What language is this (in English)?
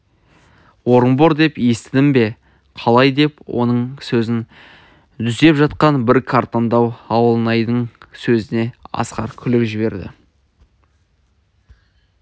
Kazakh